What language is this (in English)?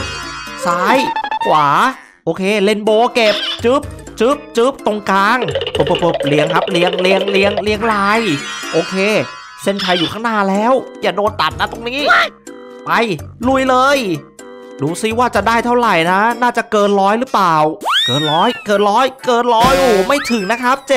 Thai